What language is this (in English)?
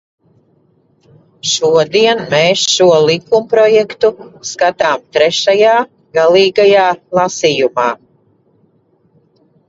Latvian